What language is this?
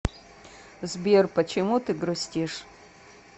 Russian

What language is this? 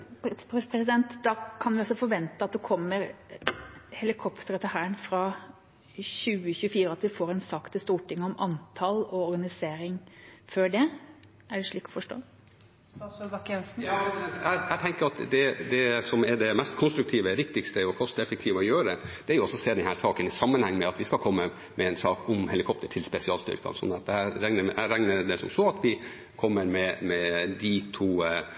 Norwegian Bokmål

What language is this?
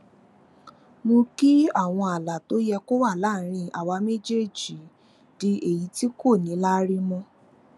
Yoruba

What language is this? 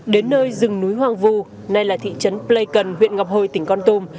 Vietnamese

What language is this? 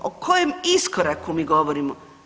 Croatian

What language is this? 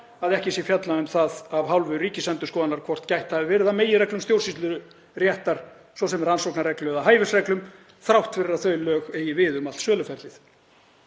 Icelandic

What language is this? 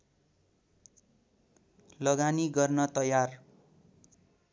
Nepali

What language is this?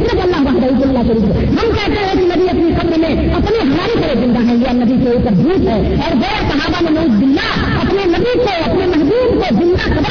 Urdu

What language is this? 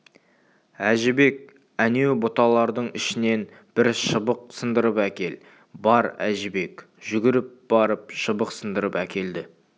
Kazakh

